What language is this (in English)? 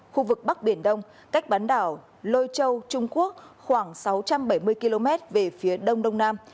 Vietnamese